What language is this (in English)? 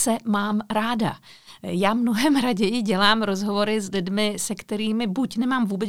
Czech